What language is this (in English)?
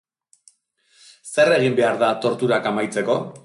Basque